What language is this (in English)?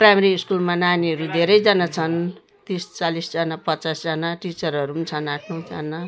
Nepali